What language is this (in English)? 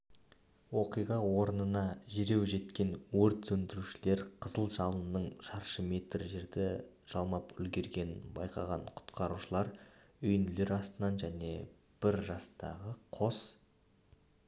Kazakh